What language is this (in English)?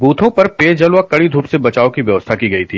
Hindi